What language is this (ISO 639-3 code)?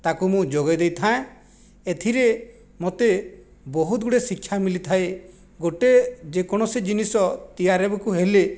ori